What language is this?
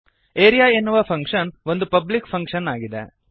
Kannada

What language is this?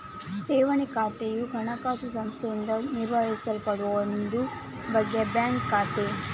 Kannada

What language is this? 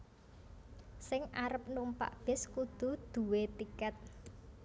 Javanese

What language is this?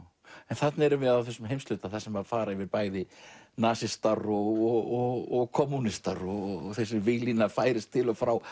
Icelandic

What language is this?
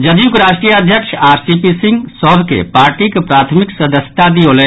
Maithili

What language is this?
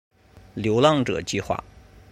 Chinese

